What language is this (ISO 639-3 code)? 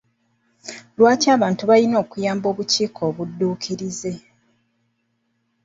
lug